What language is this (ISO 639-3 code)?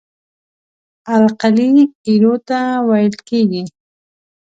pus